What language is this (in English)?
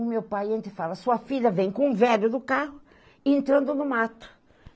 Portuguese